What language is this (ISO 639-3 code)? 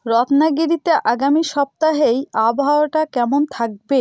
ben